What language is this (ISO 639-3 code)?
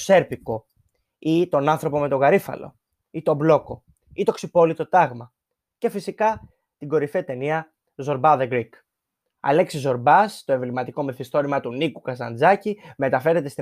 ell